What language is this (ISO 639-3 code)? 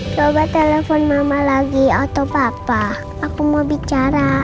ind